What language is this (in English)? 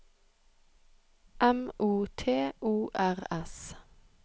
Norwegian